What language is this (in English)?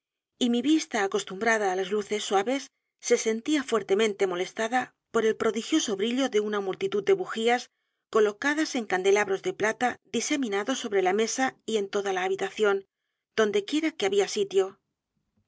Spanish